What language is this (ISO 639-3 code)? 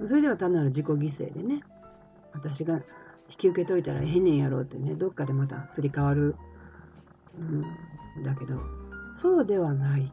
jpn